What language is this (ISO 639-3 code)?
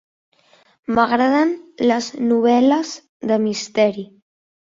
cat